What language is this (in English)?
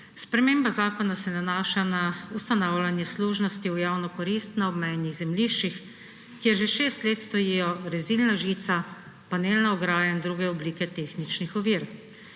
Slovenian